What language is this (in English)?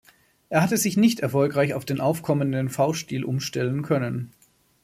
German